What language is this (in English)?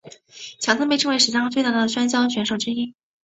Chinese